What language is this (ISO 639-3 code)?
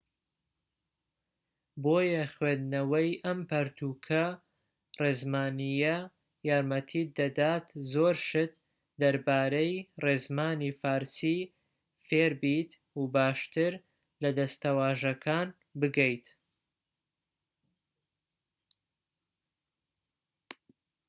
ckb